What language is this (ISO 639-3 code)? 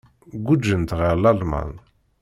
kab